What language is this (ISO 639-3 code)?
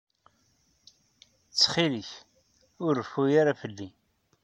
kab